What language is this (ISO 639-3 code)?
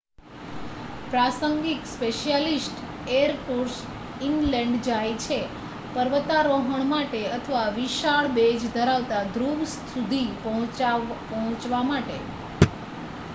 guj